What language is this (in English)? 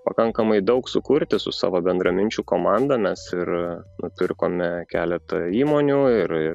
Lithuanian